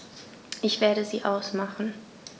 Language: German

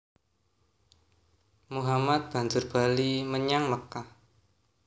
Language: Javanese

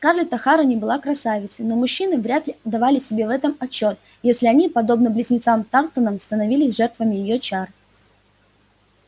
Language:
Russian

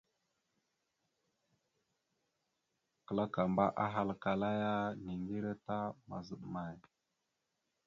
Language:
Mada (Cameroon)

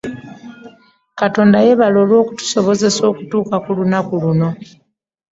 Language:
Ganda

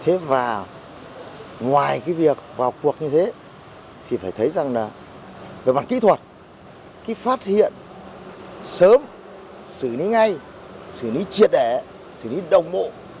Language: Vietnamese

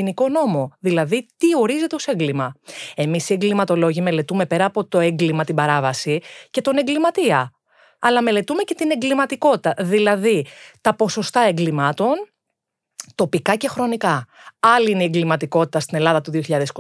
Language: Greek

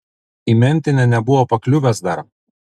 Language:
Lithuanian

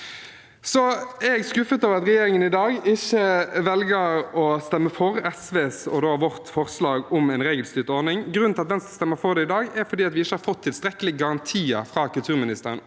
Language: Norwegian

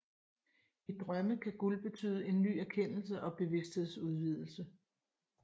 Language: Danish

